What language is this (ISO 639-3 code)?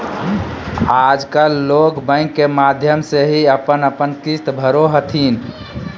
mag